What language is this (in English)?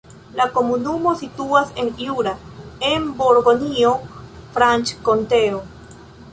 Esperanto